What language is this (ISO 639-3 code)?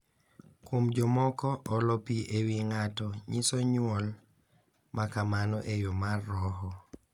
luo